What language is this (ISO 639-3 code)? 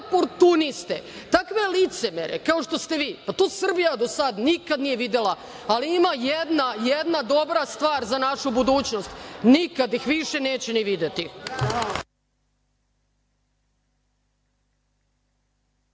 srp